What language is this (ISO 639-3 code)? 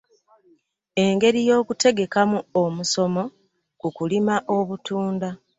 lug